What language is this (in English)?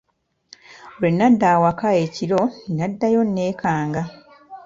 Ganda